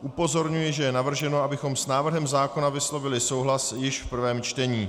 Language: Czech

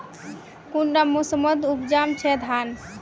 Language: Magahi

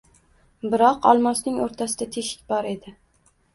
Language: Uzbek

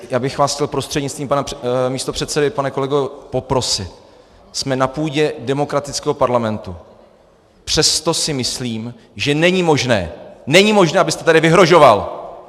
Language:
Czech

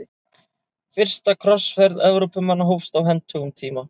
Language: Icelandic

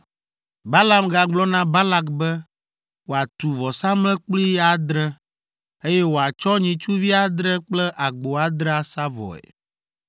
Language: Ewe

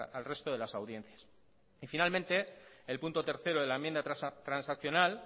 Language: Spanish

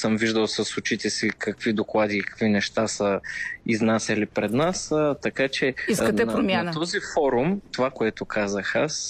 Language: Bulgarian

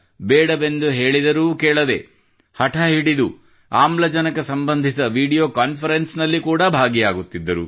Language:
Kannada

